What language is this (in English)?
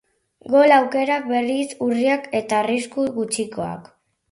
Basque